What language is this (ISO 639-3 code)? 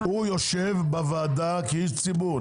heb